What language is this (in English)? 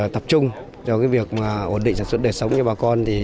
Vietnamese